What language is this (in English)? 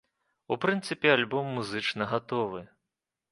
Belarusian